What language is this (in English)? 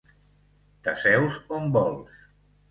Catalan